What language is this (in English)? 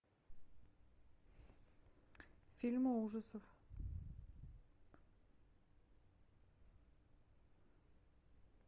Russian